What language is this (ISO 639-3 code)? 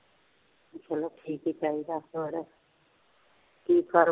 pan